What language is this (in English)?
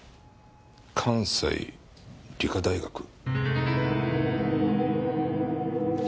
Japanese